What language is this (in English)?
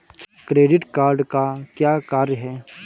Hindi